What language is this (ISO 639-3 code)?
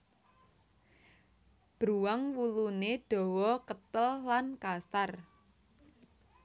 jav